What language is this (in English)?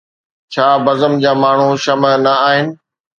Sindhi